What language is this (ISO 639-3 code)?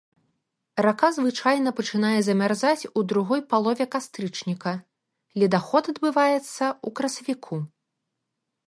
bel